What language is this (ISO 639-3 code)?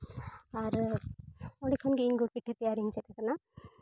sat